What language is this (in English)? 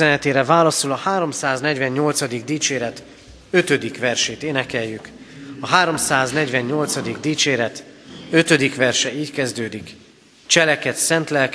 Hungarian